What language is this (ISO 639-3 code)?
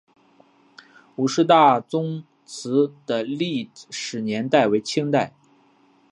zho